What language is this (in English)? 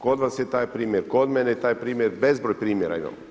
Croatian